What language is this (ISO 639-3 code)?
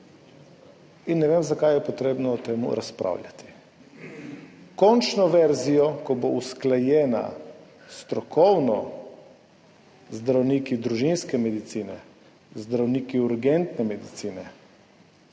slv